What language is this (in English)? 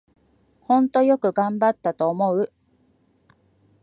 Japanese